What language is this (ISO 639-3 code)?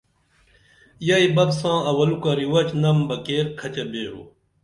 dml